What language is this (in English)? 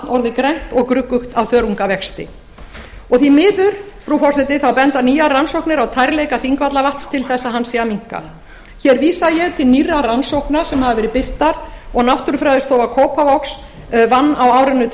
Icelandic